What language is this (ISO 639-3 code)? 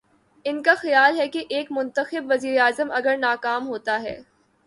urd